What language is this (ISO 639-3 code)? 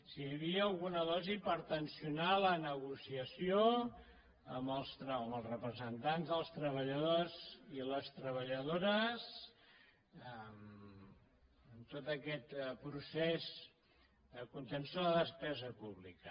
cat